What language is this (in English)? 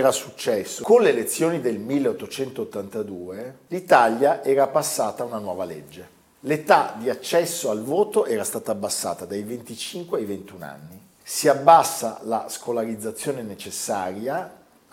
Italian